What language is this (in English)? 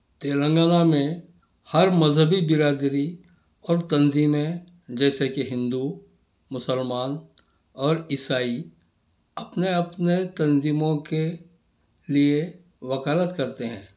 Urdu